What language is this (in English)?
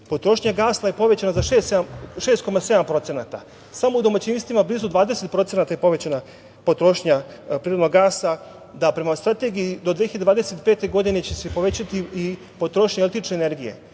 Serbian